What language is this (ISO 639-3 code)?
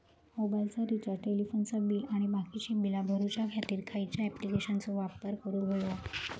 mar